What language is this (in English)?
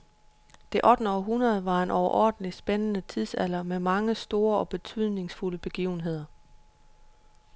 Danish